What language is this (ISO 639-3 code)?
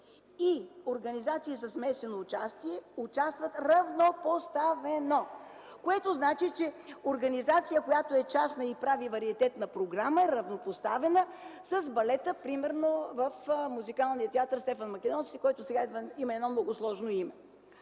bul